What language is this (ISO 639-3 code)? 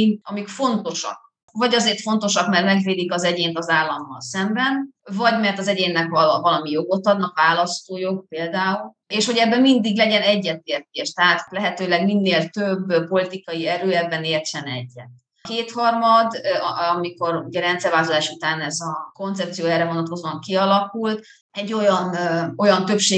hun